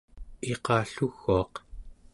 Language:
Central Yupik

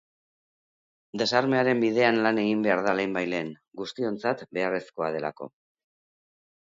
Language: Basque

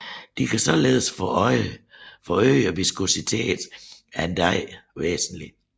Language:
Danish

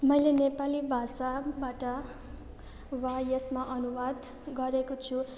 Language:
Nepali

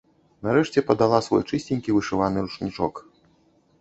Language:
Belarusian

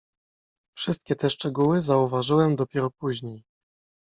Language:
Polish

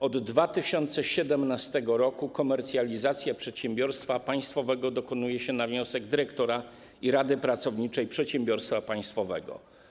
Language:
Polish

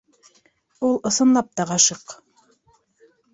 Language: Bashkir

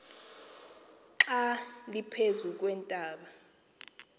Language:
Xhosa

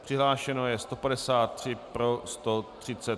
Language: Czech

